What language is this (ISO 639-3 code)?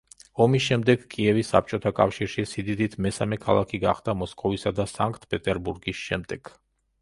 kat